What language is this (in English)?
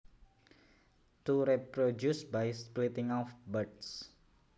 Javanese